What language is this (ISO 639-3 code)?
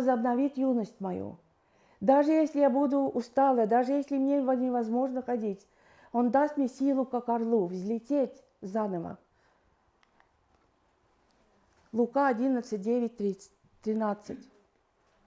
rus